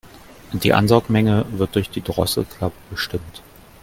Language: German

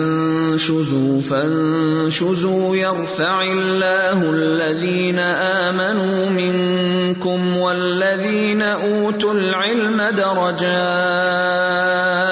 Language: Urdu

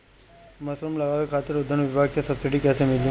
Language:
Bhojpuri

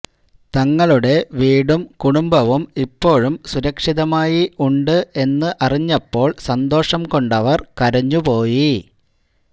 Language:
Malayalam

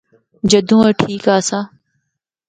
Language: Northern Hindko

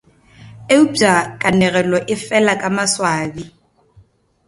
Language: Northern Sotho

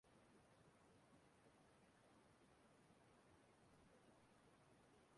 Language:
Igbo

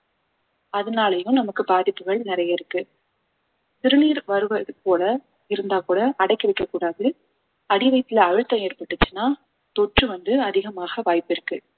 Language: Tamil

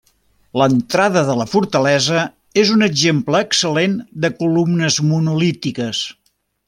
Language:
Catalan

